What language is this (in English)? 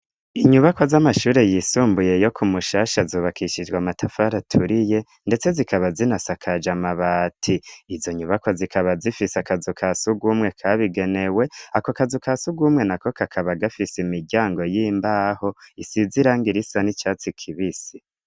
Rundi